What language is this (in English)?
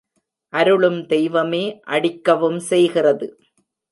Tamil